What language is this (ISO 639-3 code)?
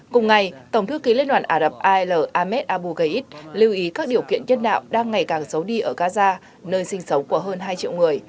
vie